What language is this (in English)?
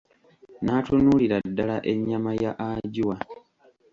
Ganda